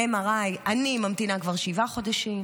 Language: Hebrew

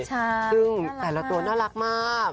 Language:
Thai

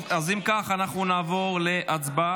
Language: Hebrew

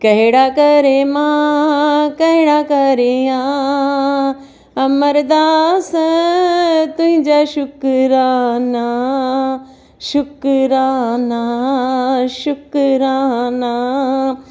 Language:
Sindhi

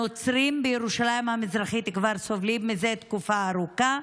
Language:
Hebrew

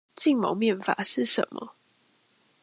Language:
Chinese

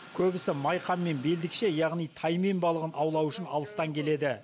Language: Kazakh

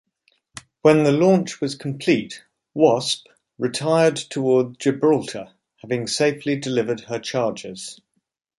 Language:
English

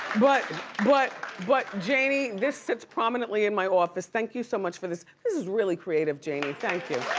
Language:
English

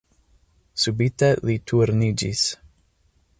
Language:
Esperanto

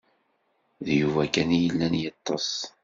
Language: Kabyle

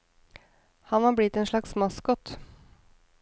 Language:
Norwegian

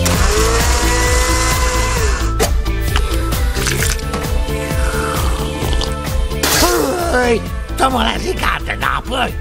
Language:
Czech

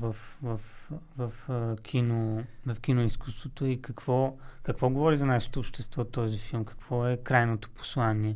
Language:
Bulgarian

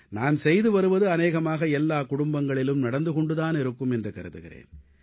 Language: Tamil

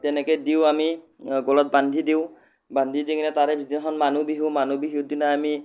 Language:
Assamese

